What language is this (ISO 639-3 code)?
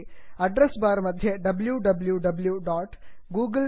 san